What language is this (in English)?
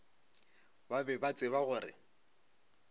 Northern Sotho